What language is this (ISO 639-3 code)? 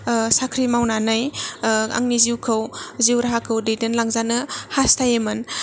brx